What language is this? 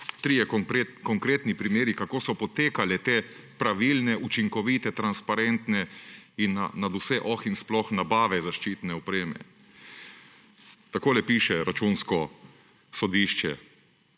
Slovenian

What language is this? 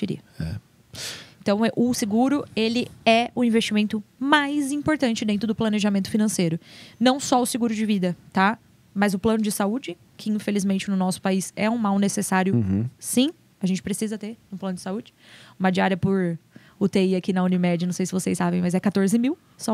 Portuguese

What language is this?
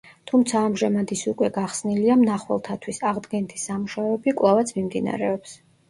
Georgian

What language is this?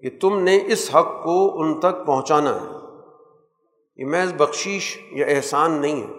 Urdu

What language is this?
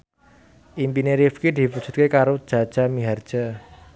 Javanese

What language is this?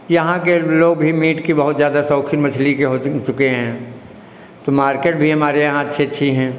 Hindi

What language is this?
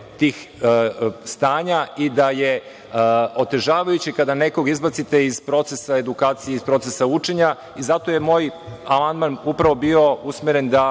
Serbian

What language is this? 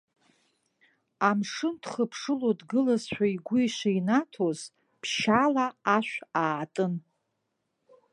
Abkhazian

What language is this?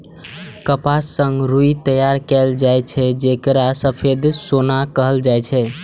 Maithili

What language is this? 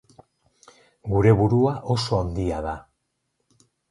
Basque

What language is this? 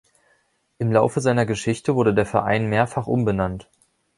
German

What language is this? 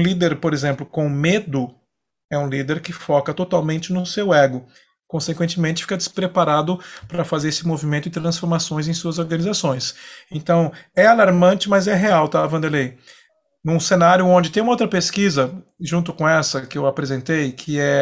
Portuguese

